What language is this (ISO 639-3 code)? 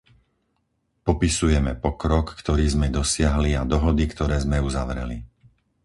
slk